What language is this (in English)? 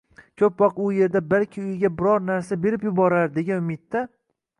Uzbek